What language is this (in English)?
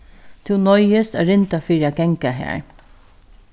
Faroese